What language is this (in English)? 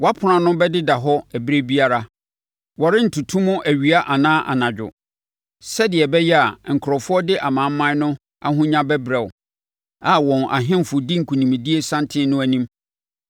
Akan